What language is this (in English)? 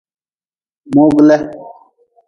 Nawdm